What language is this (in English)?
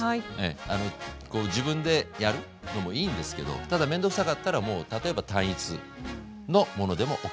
Japanese